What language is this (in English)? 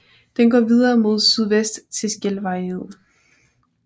Danish